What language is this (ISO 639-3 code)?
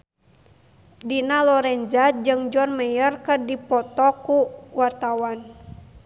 sun